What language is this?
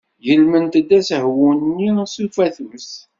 Kabyle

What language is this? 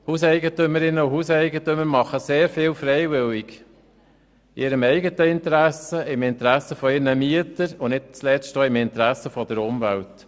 Swiss German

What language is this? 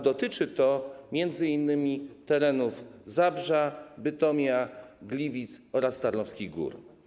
Polish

